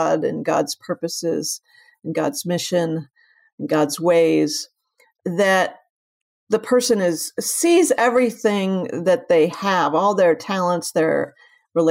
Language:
English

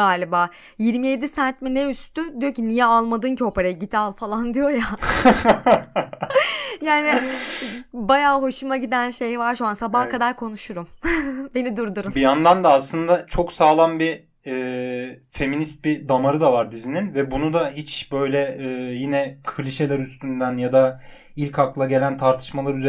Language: Turkish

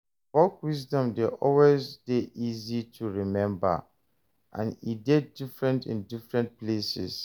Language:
Nigerian Pidgin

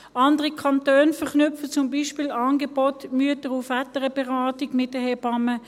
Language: Swiss German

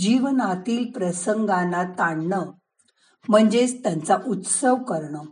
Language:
Marathi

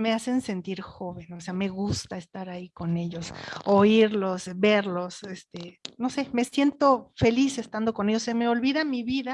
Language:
Spanish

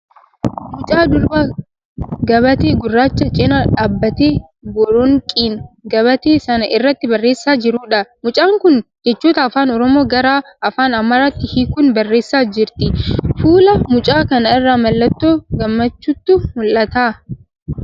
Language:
Oromo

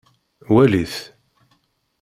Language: Kabyle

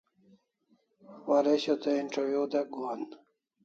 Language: Kalasha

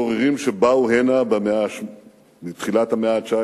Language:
Hebrew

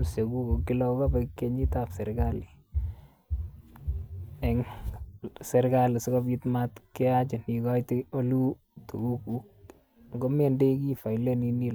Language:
Kalenjin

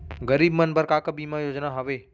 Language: Chhattisgarhi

